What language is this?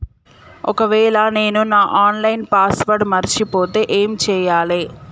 Telugu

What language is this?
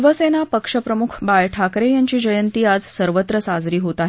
Marathi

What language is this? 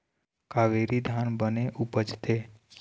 Chhattisgarhi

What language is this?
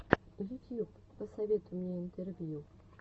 Russian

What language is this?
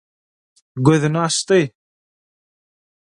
Turkmen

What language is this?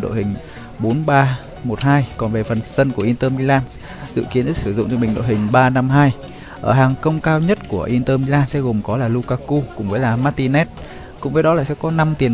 Vietnamese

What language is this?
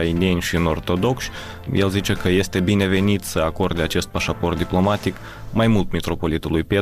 Romanian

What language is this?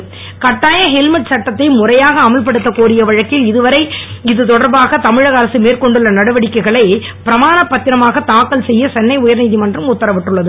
Tamil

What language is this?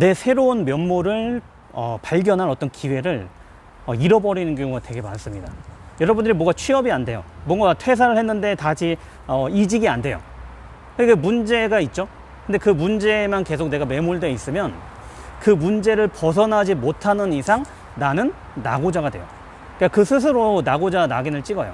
Korean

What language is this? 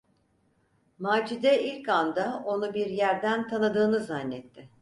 Turkish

